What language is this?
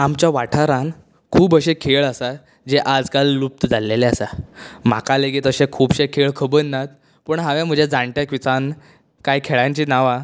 Konkani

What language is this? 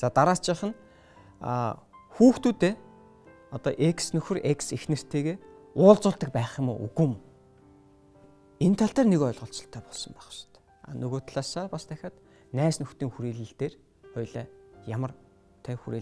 Turkish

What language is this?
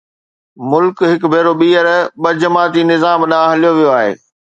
Sindhi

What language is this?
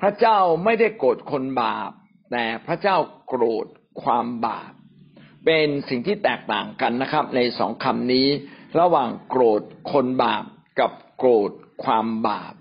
Thai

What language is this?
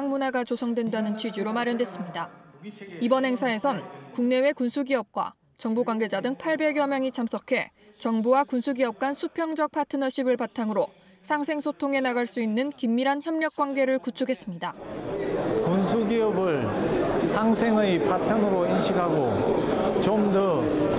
Korean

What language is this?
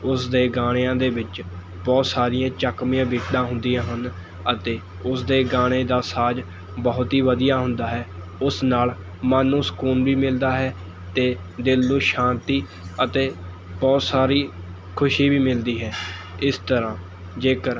Punjabi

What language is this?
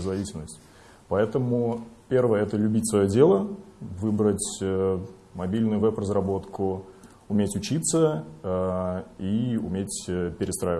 Russian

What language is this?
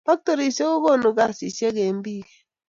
Kalenjin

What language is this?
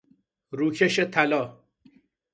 Persian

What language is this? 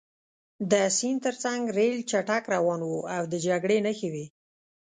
Pashto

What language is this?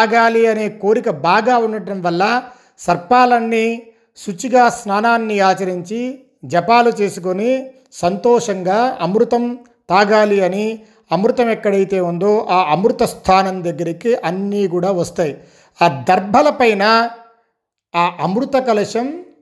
Telugu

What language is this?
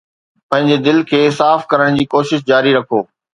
Sindhi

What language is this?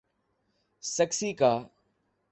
Urdu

